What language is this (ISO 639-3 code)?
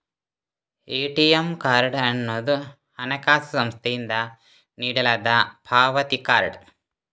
kan